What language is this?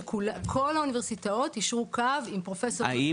Hebrew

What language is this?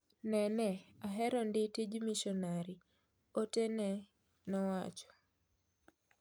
Luo (Kenya and Tanzania)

